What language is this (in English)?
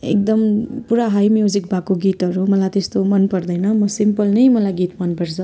Nepali